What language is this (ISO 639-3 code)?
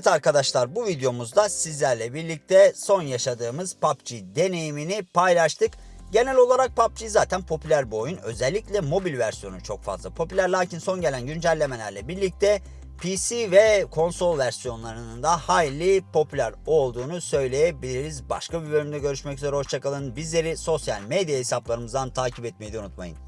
tur